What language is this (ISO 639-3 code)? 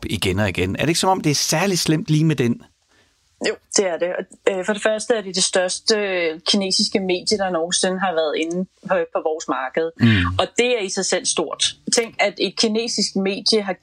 dan